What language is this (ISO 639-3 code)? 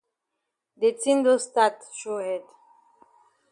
wes